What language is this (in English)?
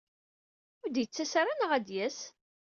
Kabyle